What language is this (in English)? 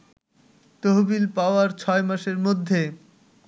Bangla